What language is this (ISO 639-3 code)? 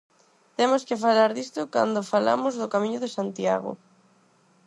glg